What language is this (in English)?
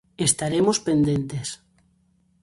Galician